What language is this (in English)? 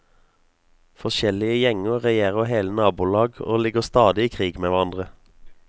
Norwegian